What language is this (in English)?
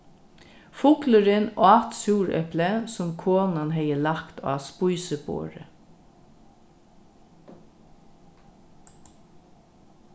Faroese